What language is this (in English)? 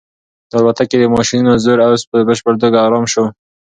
Pashto